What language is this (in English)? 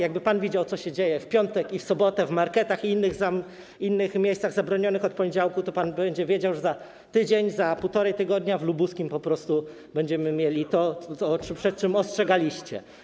Polish